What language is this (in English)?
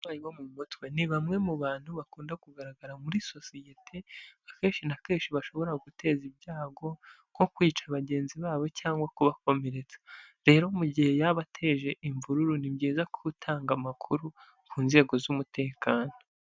Kinyarwanda